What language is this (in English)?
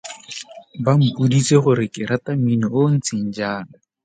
Tswana